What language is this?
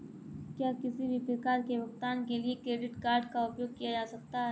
Hindi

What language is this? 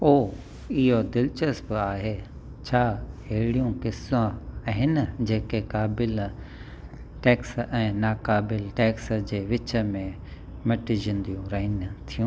Sindhi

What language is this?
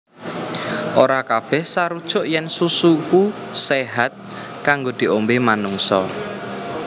Javanese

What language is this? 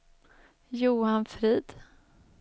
Swedish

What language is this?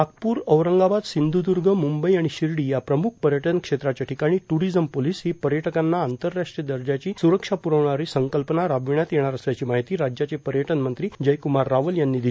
Marathi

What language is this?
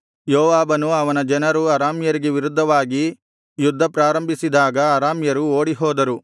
Kannada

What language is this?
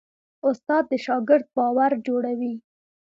Pashto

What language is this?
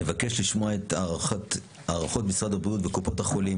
Hebrew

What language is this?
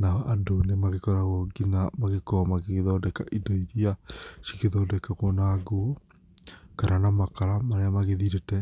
Kikuyu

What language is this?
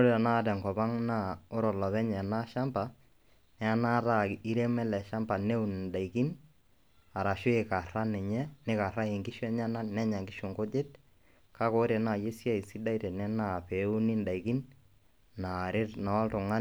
Masai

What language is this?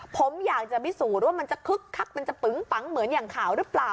Thai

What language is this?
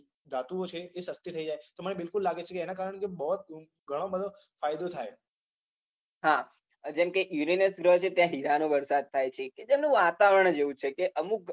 Gujarati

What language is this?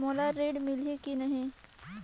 Chhattisgarhi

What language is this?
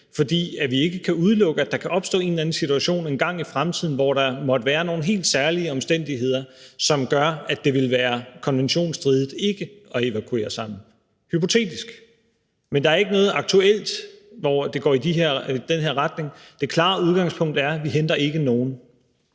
Danish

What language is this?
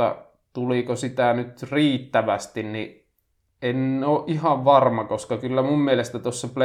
Finnish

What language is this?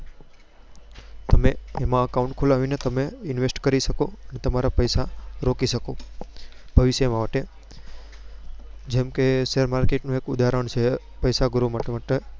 Gujarati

